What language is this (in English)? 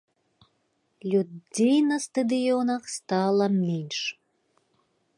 Belarusian